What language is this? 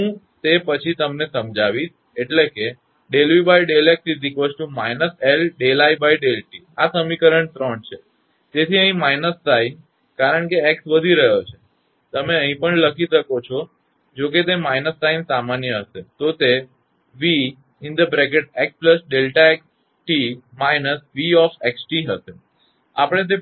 Gujarati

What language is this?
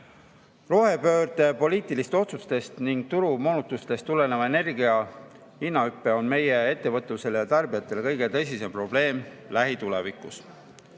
Estonian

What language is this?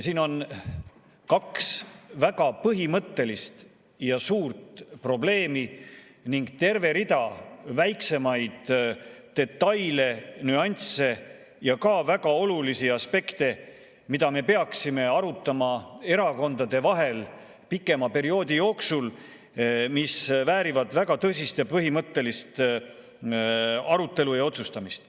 Estonian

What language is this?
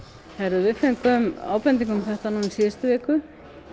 Icelandic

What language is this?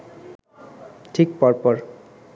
Bangla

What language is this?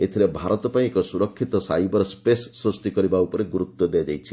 Odia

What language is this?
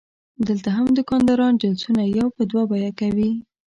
Pashto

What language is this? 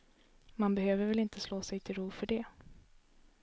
Swedish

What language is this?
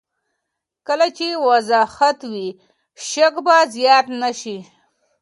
Pashto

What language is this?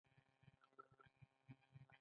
Pashto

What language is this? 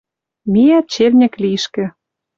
Western Mari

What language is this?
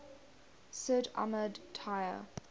English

